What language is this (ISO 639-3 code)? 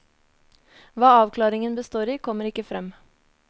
nor